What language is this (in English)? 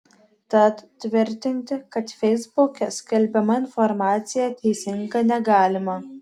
Lithuanian